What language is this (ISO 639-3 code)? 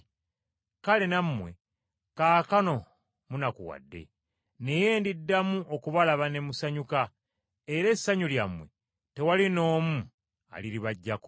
lug